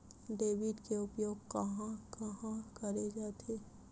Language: Chhattisgarhi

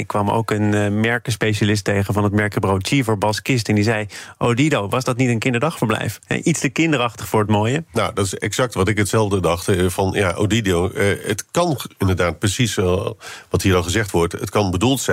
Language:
Dutch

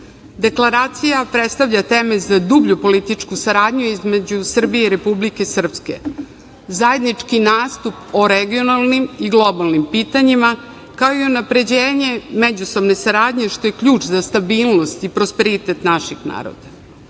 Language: Serbian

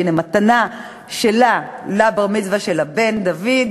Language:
Hebrew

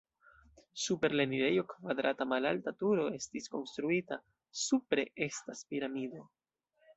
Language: Esperanto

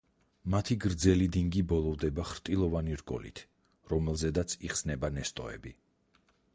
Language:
Georgian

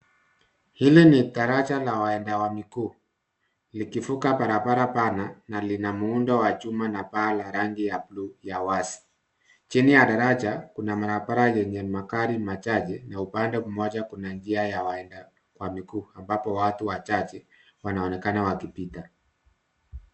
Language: Swahili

